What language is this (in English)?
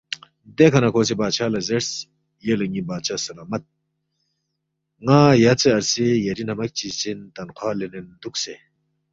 Balti